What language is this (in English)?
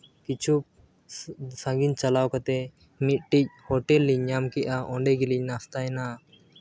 Santali